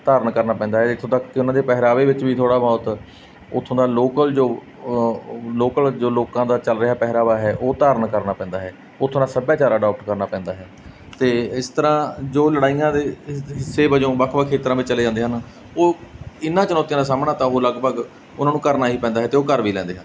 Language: Punjabi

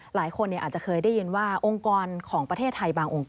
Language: Thai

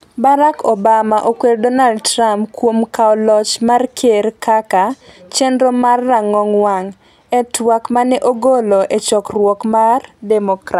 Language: Luo (Kenya and Tanzania)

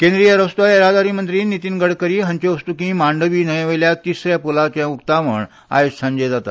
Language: Konkani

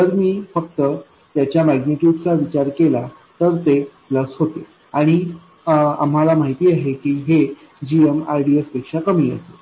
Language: Marathi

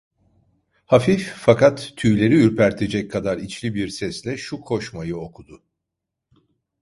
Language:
Turkish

